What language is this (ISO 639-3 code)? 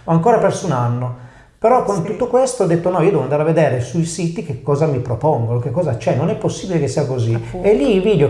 ita